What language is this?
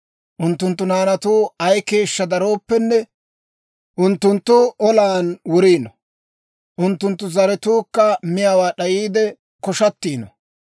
Dawro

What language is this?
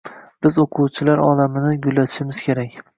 Uzbek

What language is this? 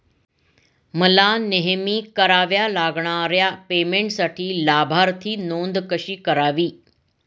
Marathi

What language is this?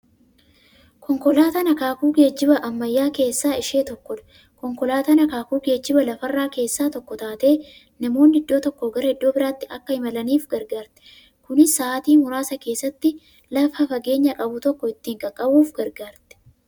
Oromo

